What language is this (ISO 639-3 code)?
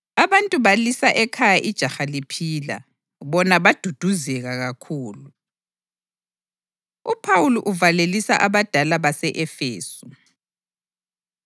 nde